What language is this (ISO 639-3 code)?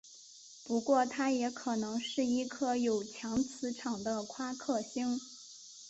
zho